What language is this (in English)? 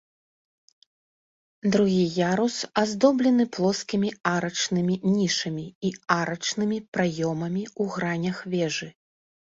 Belarusian